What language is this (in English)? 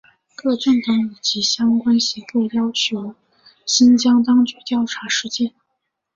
Chinese